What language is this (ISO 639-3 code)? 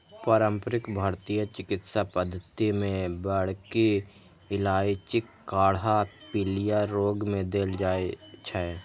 mai